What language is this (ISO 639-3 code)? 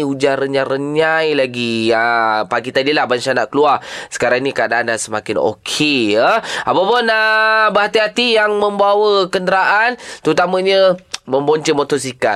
msa